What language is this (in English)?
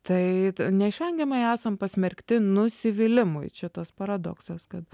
Lithuanian